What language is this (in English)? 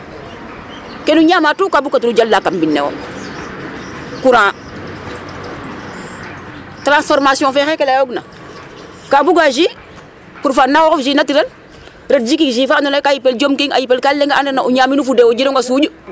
Serer